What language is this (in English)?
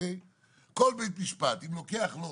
Hebrew